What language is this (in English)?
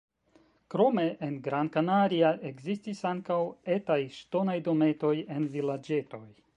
Esperanto